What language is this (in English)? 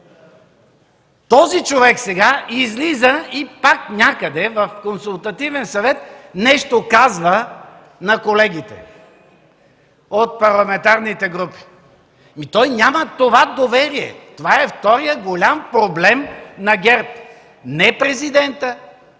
Bulgarian